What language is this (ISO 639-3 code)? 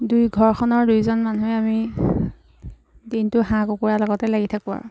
asm